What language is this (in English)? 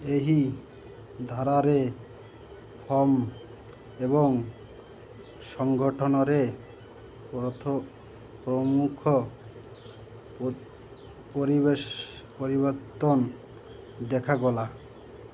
Odia